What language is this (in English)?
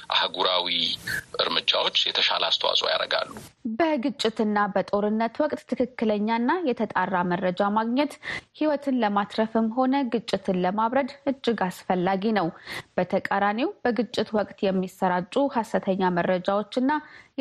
Amharic